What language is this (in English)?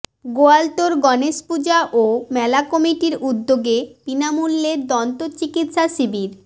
Bangla